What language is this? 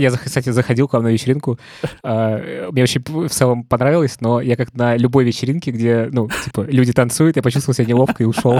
Russian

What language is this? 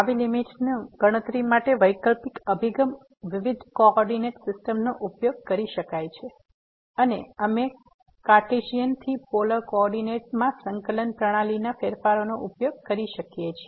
Gujarati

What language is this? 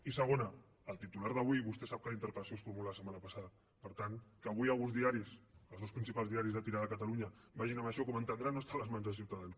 Catalan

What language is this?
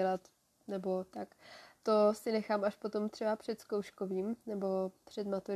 Czech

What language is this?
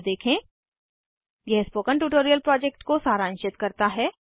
Hindi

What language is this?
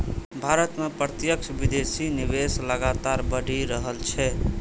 Maithili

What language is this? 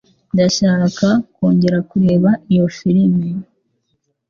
Kinyarwanda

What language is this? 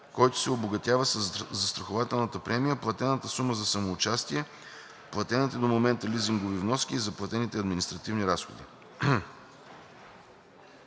Bulgarian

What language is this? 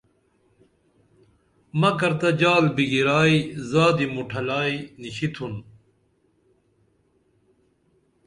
Dameli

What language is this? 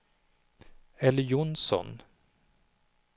Swedish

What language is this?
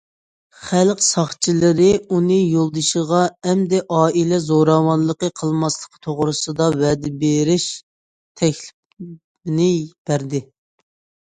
Uyghur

